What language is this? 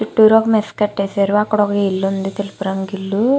Telugu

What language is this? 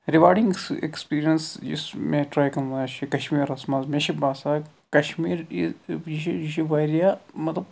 Kashmiri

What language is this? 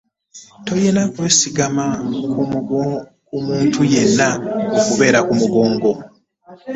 Ganda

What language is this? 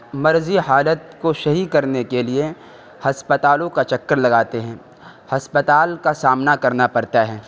Urdu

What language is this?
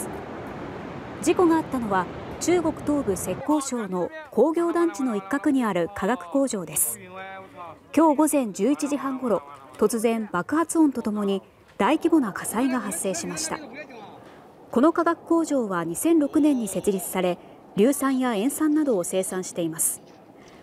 Japanese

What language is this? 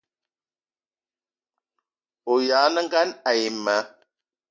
Eton (Cameroon)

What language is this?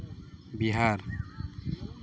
Santali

